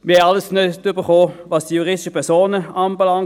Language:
Swiss German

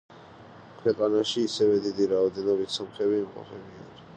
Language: Georgian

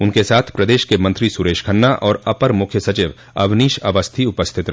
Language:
Hindi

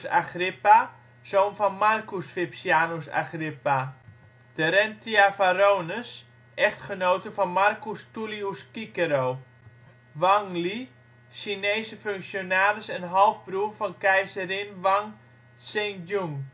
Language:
Dutch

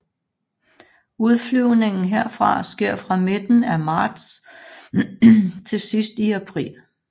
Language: Danish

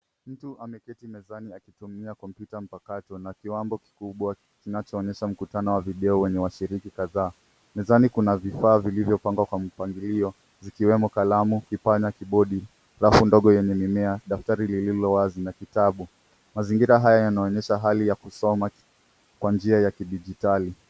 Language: Swahili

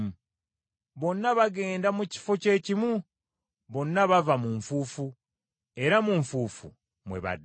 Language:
Ganda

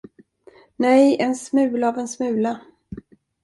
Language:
Swedish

